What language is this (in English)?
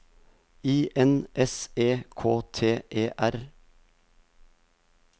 Norwegian